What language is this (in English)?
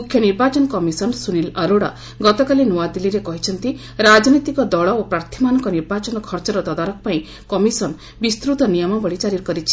Odia